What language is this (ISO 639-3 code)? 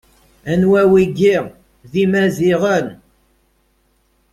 kab